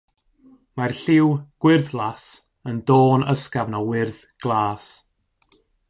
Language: Welsh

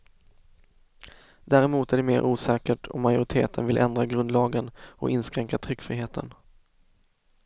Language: Swedish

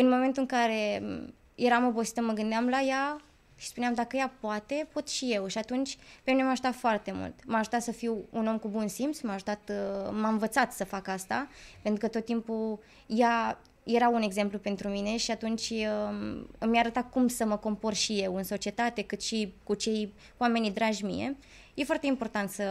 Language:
Romanian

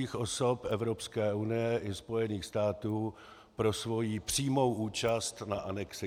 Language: Czech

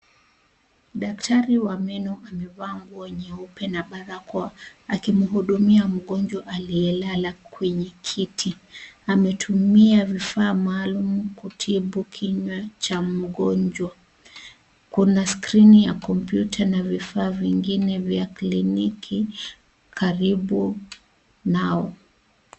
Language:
Swahili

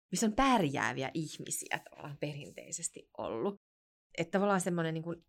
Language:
Finnish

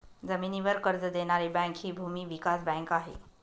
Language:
Marathi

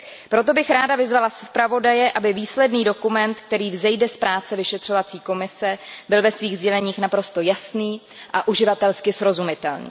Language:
Czech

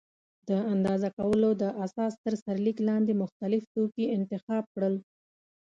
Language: Pashto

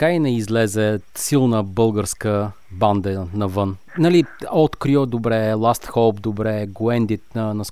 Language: Bulgarian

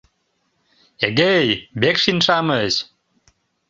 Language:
Mari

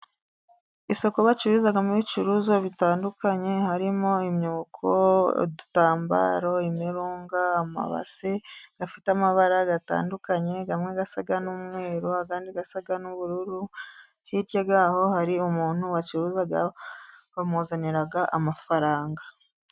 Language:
Kinyarwanda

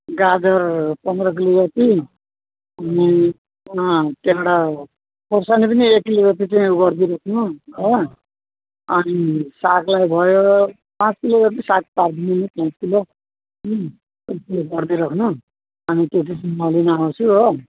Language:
Nepali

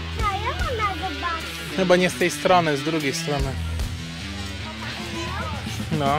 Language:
Polish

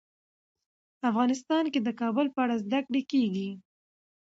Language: Pashto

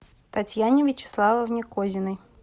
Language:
Russian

